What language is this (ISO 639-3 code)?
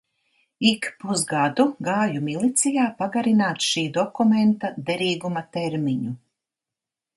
lav